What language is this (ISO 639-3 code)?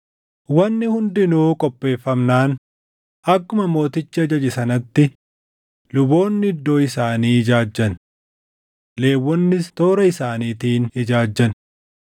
orm